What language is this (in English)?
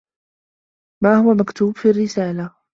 Arabic